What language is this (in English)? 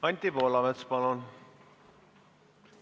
Estonian